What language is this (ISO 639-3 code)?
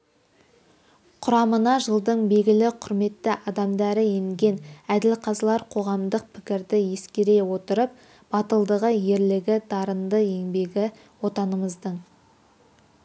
kaz